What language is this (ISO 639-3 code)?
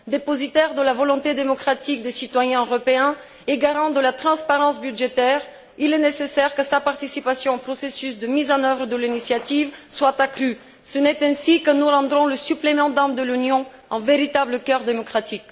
fra